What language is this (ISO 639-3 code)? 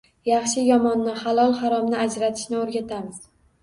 uzb